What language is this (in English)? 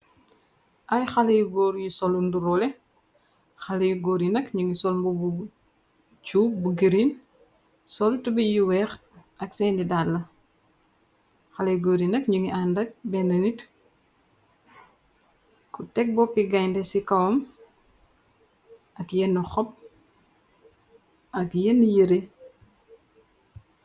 Wolof